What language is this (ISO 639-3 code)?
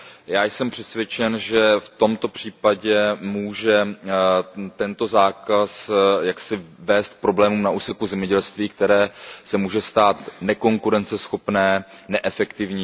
ces